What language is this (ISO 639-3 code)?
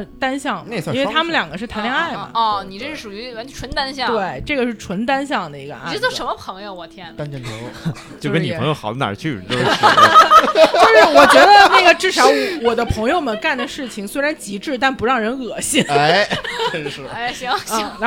zho